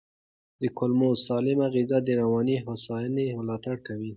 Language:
Pashto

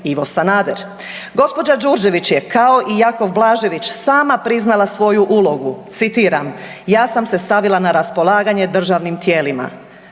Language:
Croatian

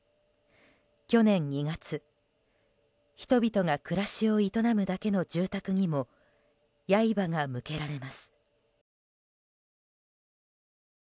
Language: Japanese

